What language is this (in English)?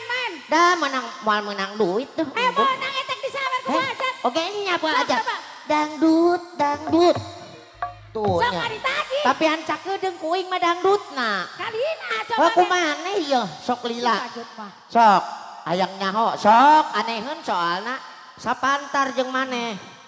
Indonesian